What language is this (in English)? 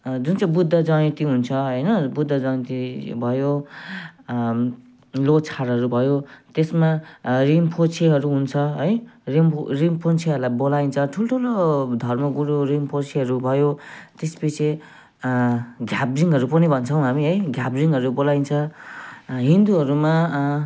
Nepali